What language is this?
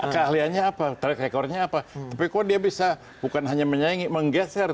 Indonesian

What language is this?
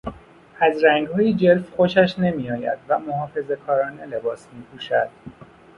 Persian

